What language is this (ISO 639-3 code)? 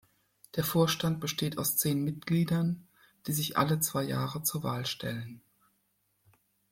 deu